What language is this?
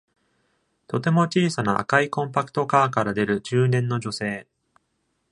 Japanese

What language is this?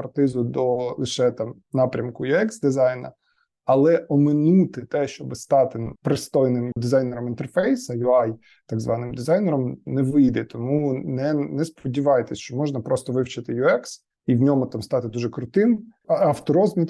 Ukrainian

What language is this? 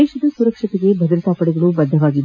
Kannada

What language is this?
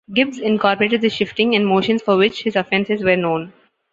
English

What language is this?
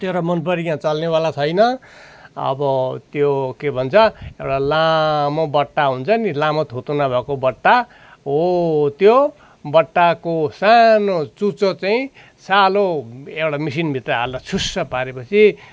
Nepali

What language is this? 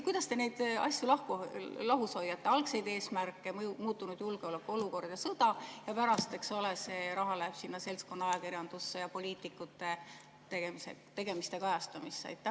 Estonian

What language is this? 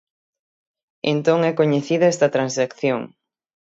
Galician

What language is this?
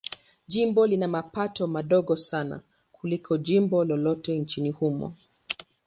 Swahili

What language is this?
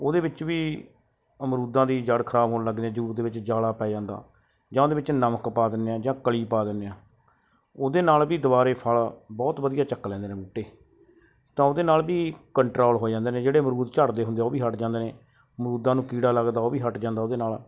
Punjabi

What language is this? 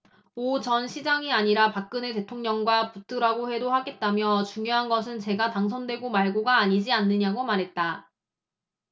Korean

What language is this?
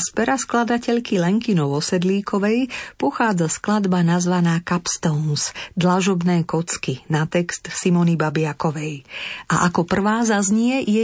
Slovak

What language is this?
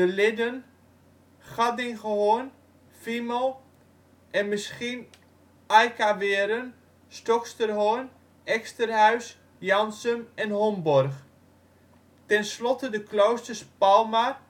Dutch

